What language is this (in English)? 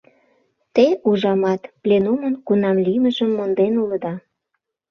Mari